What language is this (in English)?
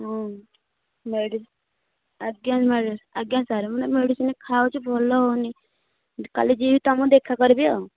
Odia